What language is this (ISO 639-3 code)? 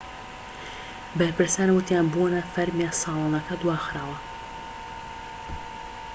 ckb